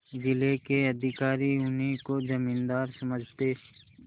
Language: Hindi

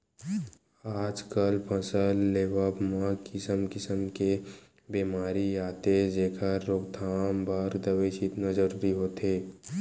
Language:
Chhattisgarhi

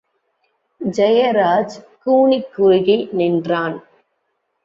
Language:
Tamil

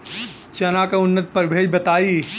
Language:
Bhojpuri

